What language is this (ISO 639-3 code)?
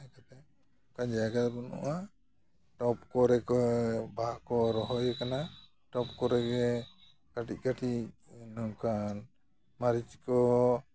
sat